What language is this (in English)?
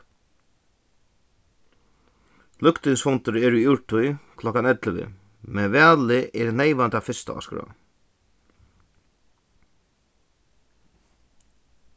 Faroese